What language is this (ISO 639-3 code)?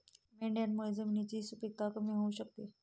mar